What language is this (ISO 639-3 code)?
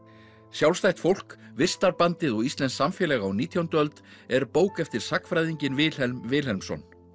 isl